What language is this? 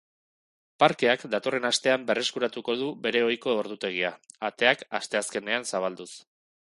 Basque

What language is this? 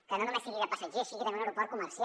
Catalan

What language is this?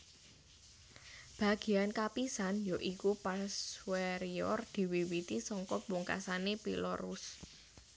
Javanese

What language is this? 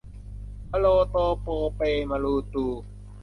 Thai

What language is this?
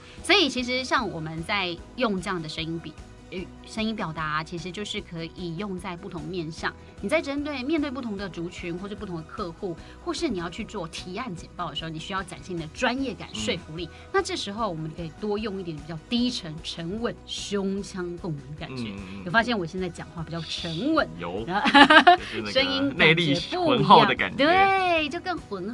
Chinese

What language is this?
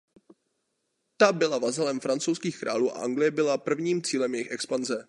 Czech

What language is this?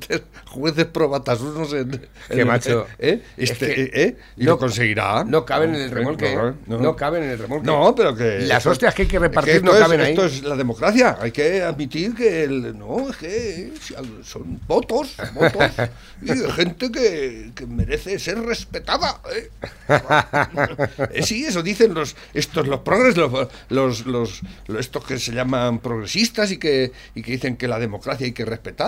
Spanish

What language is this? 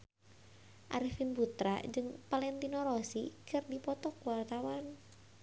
Sundanese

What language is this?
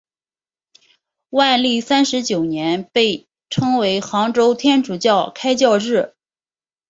Chinese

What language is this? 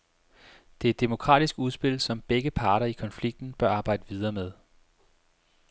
Danish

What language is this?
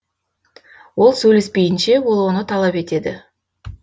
Kazakh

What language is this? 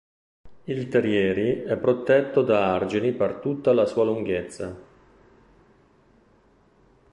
Italian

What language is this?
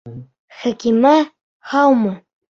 Bashkir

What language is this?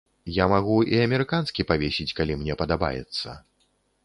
Belarusian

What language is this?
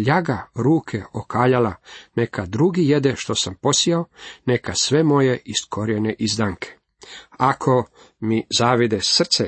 Croatian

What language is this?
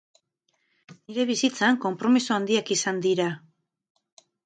Basque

